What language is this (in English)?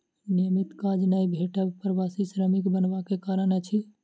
Maithili